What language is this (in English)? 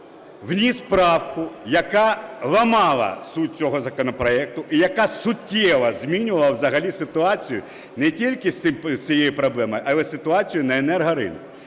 Ukrainian